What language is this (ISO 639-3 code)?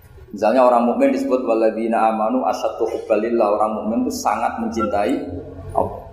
ind